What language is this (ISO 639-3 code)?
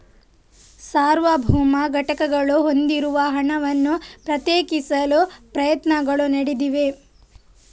kan